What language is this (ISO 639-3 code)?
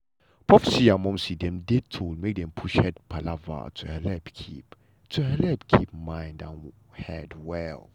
pcm